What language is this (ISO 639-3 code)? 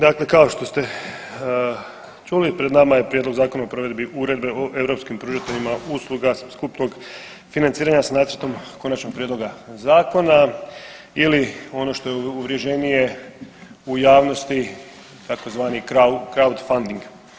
hrv